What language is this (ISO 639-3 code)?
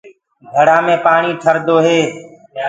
ggg